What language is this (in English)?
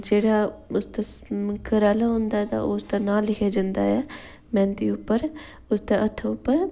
Dogri